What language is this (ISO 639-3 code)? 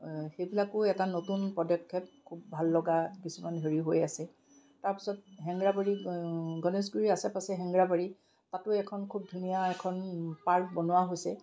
asm